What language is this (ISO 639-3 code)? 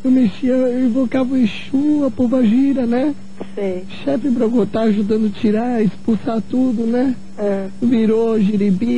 por